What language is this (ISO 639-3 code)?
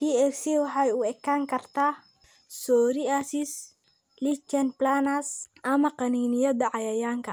som